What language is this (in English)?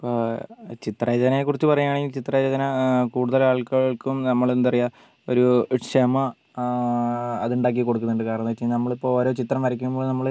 Malayalam